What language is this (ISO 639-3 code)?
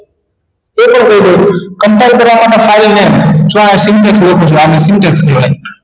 guj